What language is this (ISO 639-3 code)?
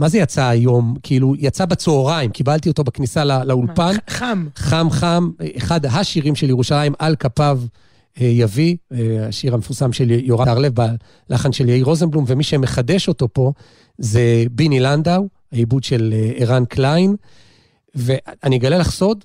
heb